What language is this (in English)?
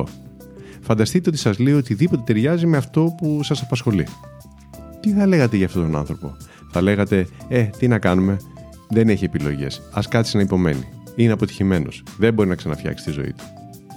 Greek